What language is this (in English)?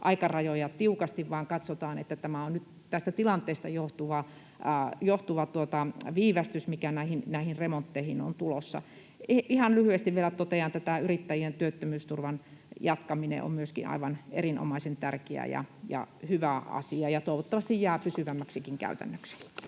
Finnish